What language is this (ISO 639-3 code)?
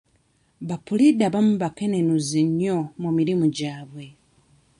lug